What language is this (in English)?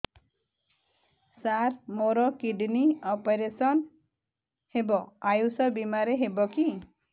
Odia